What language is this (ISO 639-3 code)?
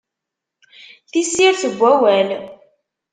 kab